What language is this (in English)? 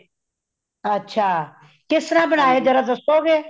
Punjabi